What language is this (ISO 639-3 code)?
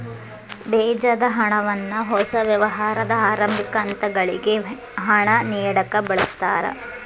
kan